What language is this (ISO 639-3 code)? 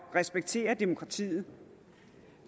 dan